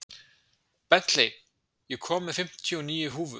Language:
Icelandic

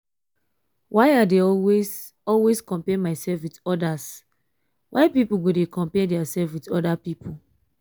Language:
Nigerian Pidgin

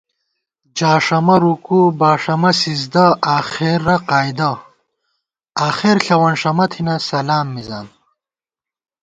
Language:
Gawar-Bati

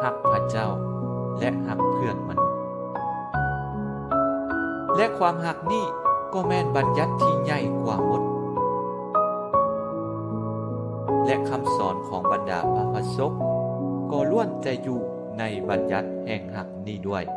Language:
Thai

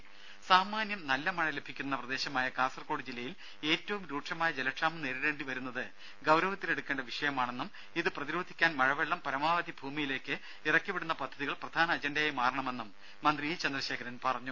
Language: Malayalam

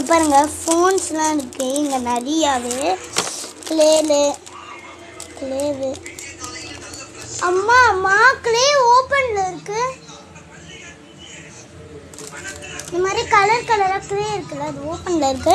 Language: Tamil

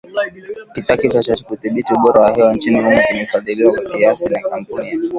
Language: Swahili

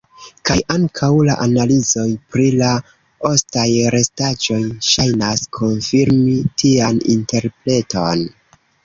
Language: Esperanto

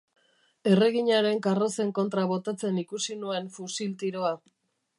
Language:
Basque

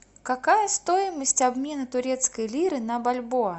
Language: Russian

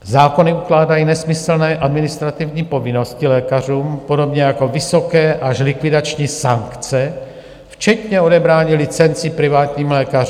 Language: Czech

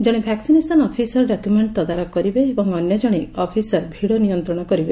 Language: Odia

